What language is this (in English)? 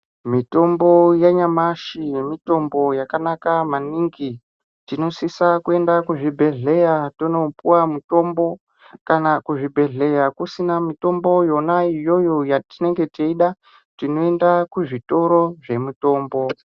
Ndau